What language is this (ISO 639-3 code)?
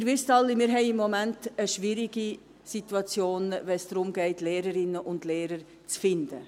gsw